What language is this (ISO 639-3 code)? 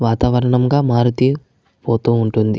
tel